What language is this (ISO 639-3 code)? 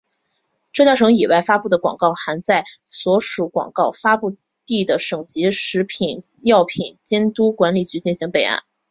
zho